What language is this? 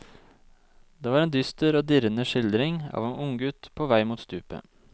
Norwegian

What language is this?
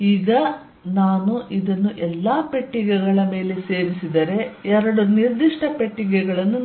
Kannada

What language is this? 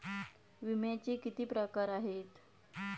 Marathi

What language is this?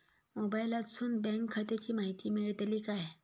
Marathi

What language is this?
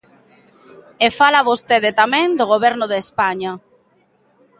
Galician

